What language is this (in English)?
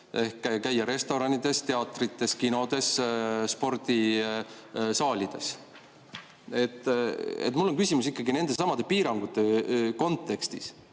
Estonian